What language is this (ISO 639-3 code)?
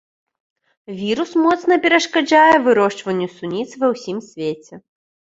bel